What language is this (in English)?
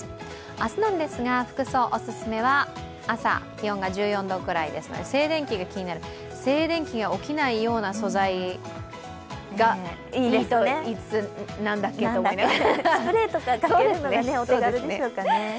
Japanese